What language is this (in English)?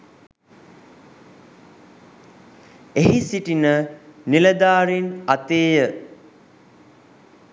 Sinhala